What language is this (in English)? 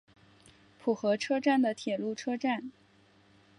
Chinese